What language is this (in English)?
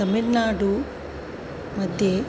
Sanskrit